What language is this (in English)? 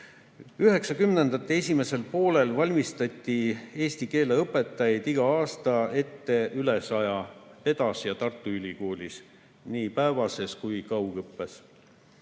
Estonian